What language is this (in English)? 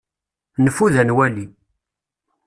Kabyle